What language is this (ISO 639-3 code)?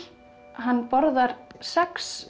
isl